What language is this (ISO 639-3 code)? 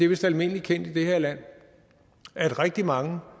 dan